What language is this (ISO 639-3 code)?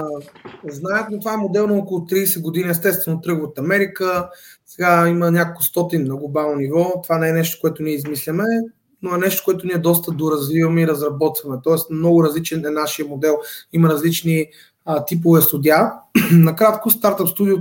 bul